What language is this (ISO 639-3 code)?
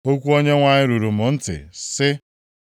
ibo